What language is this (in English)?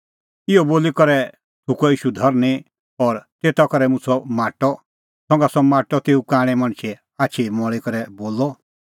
Kullu Pahari